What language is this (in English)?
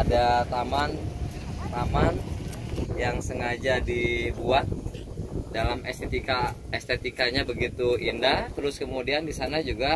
Indonesian